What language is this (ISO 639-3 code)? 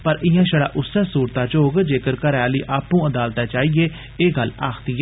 doi